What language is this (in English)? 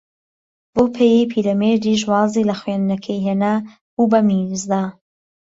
Central Kurdish